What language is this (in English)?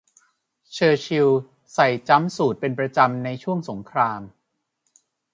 Thai